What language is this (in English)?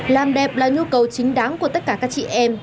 Vietnamese